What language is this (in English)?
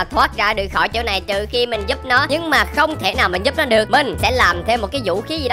Vietnamese